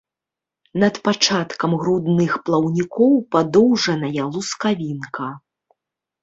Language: Belarusian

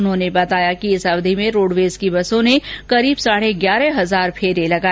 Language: Hindi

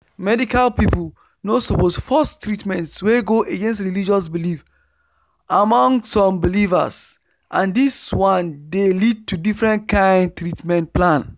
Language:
Nigerian Pidgin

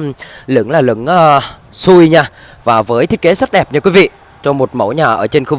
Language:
Vietnamese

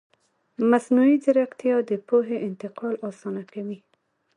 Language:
Pashto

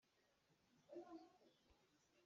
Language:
Hakha Chin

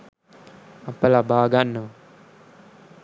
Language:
Sinhala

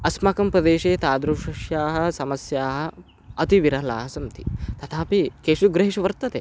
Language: Sanskrit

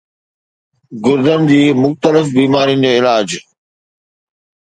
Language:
Sindhi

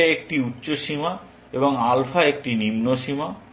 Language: Bangla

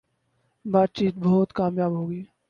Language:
Urdu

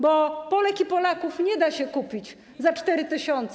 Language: Polish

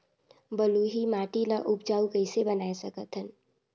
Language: Chhattisgarhi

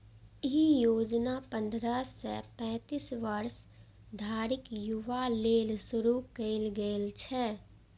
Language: Maithili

